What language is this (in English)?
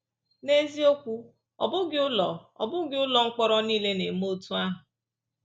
Igbo